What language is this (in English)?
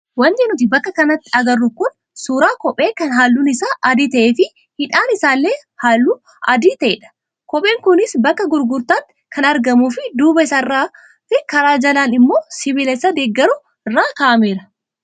Oromo